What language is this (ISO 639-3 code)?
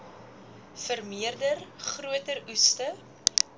afr